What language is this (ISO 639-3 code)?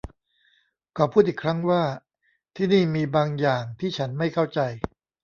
tha